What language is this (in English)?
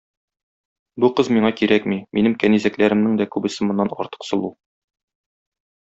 Tatar